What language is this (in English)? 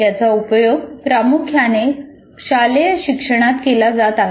Marathi